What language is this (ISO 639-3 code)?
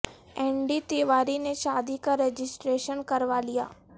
urd